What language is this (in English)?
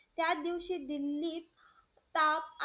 Marathi